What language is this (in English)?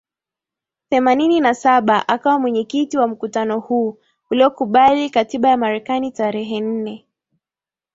Swahili